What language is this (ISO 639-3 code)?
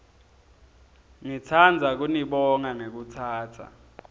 ssw